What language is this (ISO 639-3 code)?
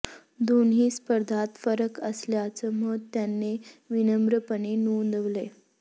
mar